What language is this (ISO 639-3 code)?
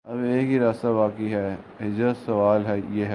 urd